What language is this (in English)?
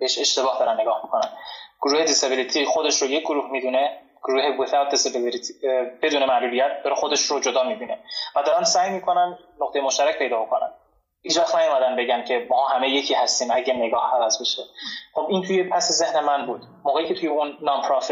Persian